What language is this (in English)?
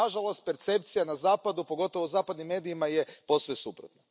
Croatian